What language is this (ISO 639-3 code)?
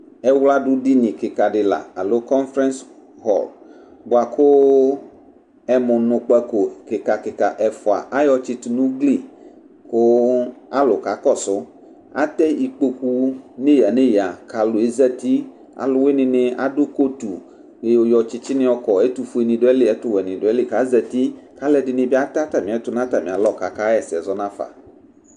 kpo